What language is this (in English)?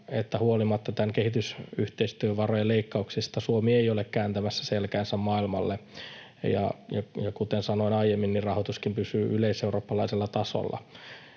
Finnish